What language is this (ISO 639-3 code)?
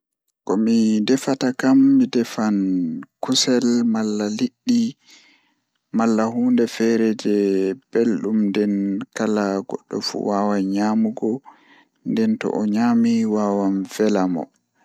ful